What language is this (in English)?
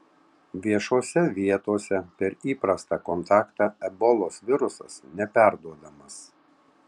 Lithuanian